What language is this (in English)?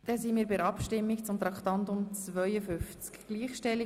Swiss German